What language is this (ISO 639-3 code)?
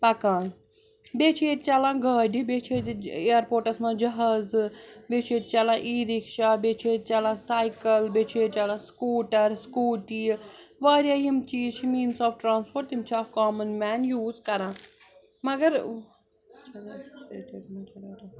kas